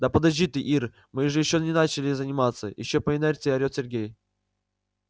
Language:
Russian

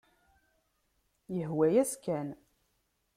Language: Kabyle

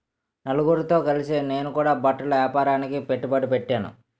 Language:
Telugu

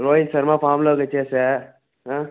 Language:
Telugu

